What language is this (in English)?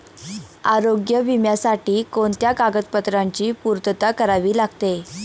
Marathi